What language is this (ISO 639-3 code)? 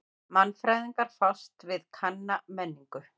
isl